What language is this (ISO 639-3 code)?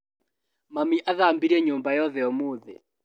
kik